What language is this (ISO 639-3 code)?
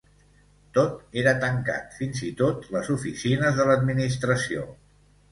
cat